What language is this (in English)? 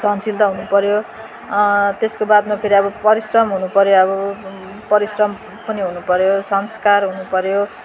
Nepali